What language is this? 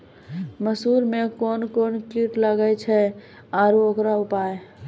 Maithili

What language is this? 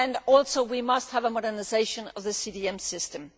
English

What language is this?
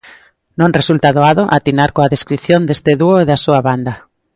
Galician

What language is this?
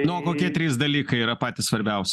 Lithuanian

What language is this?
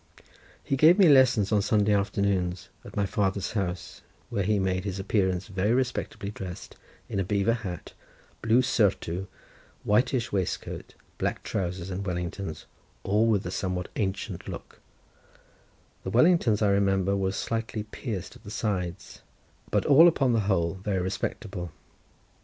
English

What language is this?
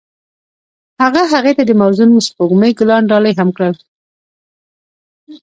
Pashto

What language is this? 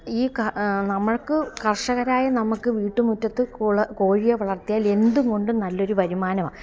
Malayalam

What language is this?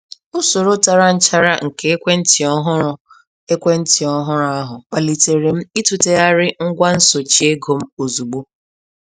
Igbo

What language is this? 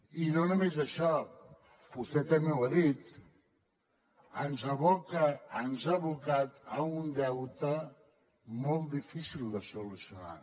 Catalan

